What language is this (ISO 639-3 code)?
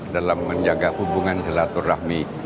ind